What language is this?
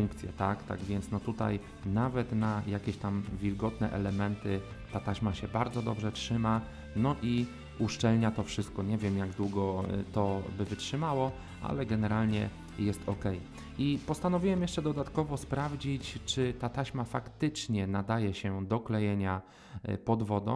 Polish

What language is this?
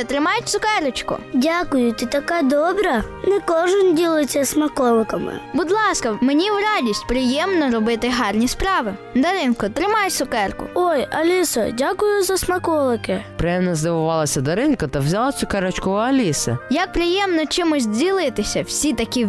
Ukrainian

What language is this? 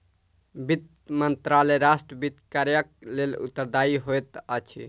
Maithili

